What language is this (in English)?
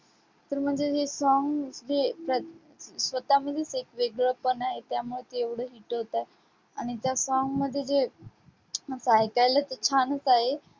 Marathi